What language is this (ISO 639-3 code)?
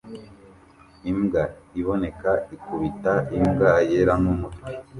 kin